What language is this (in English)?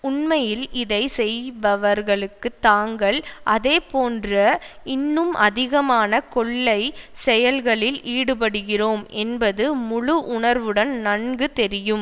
Tamil